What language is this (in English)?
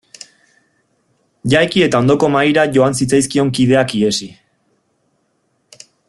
Basque